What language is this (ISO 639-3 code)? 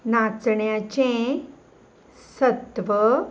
kok